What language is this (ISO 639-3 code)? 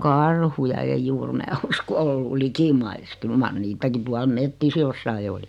fin